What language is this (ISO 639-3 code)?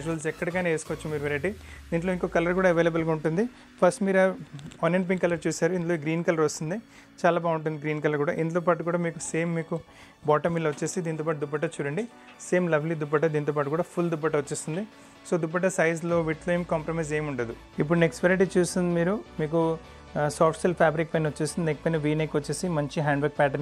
tel